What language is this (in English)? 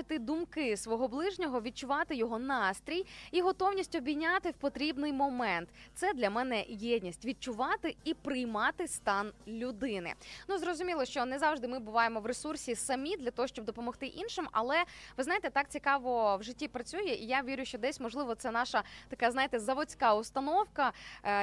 Ukrainian